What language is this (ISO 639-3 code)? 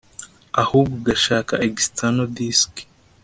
kin